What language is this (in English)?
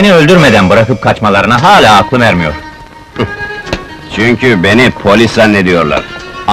Turkish